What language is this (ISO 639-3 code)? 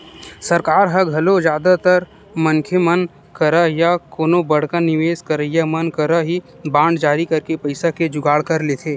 hne